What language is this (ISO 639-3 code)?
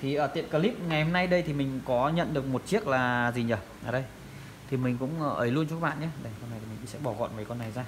vie